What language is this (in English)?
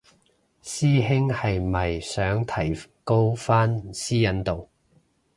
Cantonese